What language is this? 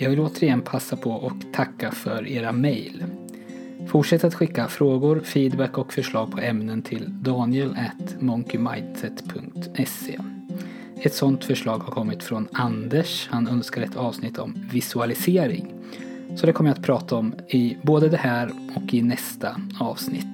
Swedish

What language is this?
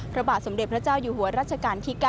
Thai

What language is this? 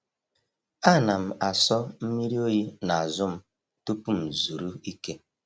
Igbo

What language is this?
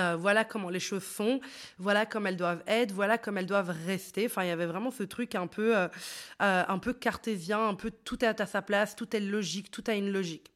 French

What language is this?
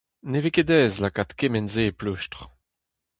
Breton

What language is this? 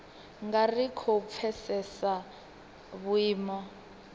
Venda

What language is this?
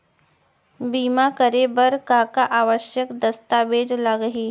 Chhattisgarhi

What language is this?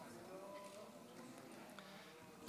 Hebrew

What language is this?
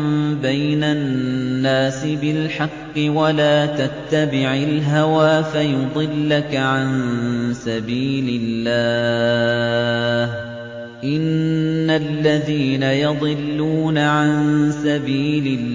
Arabic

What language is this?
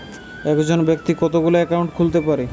Bangla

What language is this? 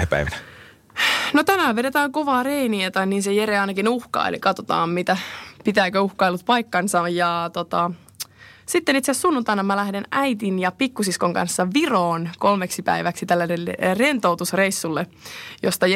Finnish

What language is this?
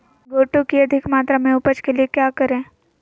Magahi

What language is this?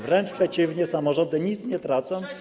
Polish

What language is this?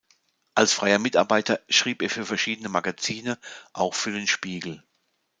German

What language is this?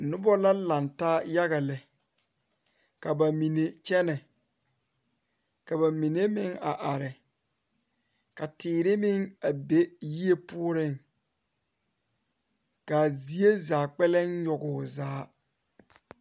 Southern Dagaare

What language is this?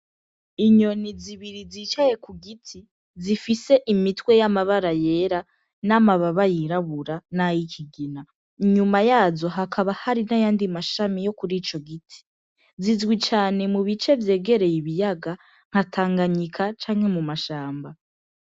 Rundi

